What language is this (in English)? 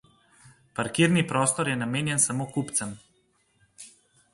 Slovenian